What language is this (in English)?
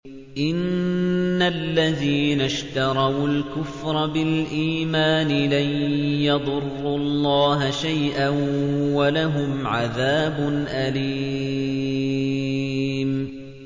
Arabic